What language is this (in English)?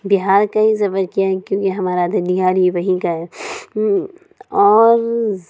Urdu